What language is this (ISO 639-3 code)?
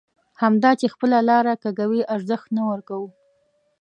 pus